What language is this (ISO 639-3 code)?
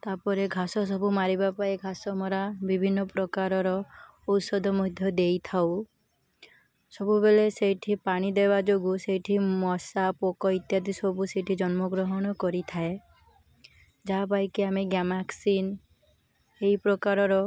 ori